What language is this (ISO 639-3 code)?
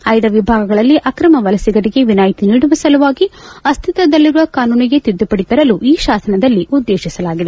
kan